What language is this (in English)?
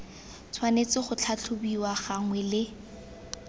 Tswana